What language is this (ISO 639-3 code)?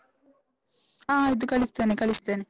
kan